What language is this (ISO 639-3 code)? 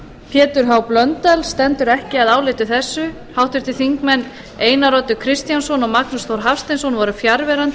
isl